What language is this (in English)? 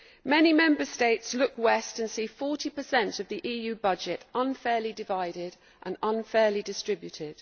English